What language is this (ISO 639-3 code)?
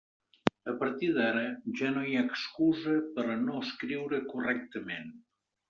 cat